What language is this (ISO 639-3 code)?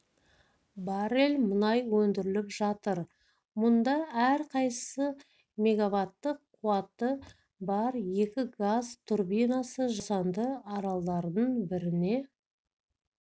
kaz